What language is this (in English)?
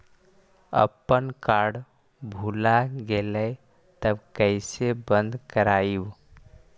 Magahi